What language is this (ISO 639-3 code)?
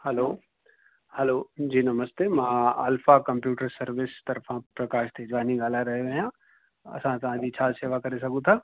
snd